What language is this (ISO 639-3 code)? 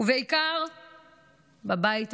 heb